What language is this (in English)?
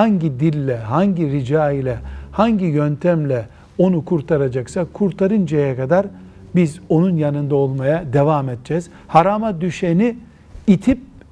Turkish